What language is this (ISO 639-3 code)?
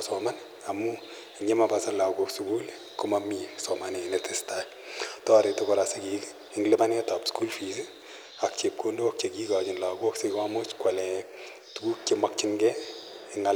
kln